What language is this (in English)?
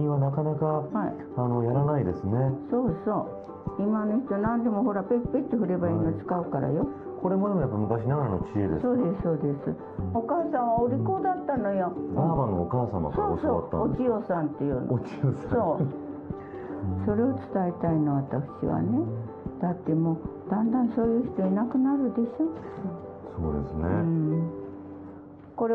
Japanese